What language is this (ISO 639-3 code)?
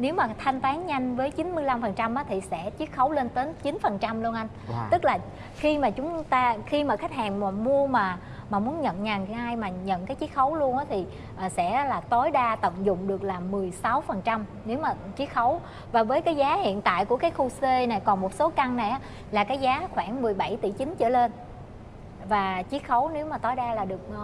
vie